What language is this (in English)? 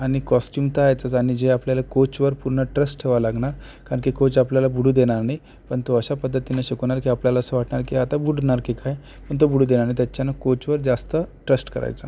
Marathi